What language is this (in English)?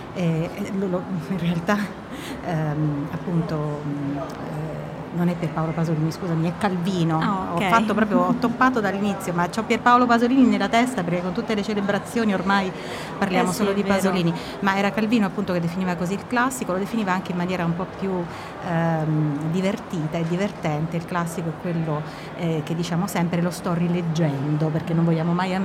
Italian